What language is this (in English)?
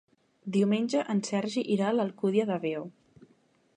Catalan